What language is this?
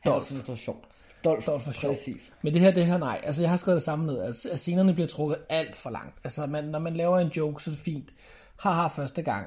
Danish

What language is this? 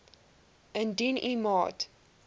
Afrikaans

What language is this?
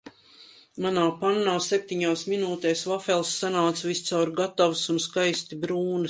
Latvian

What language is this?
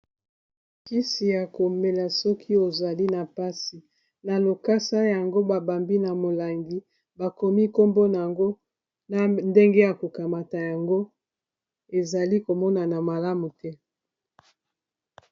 Lingala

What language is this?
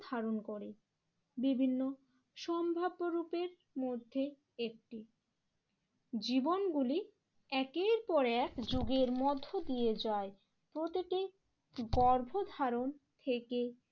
Bangla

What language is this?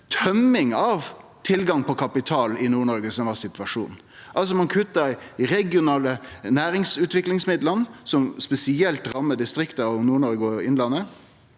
Norwegian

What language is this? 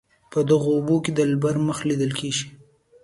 Pashto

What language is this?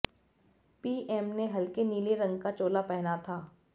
Hindi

